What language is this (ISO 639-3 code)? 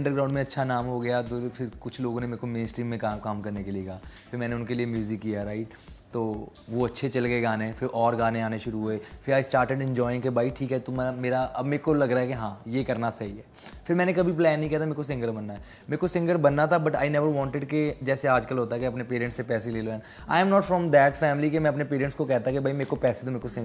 hin